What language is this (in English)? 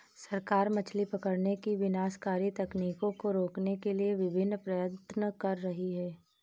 Hindi